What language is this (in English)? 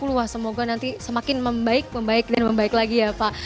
Indonesian